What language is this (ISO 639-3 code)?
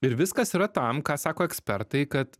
lit